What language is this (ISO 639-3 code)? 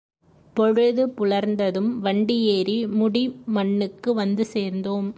tam